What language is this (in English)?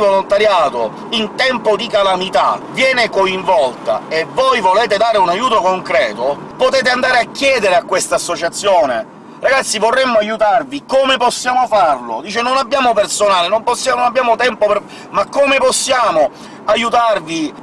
Italian